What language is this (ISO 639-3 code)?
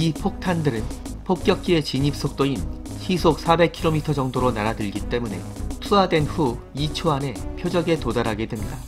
kor